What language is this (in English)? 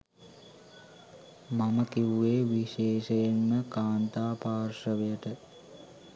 Sinhala